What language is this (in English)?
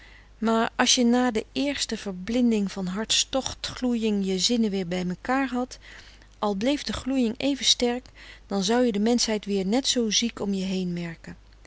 Dutch